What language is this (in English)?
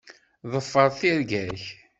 Kabyle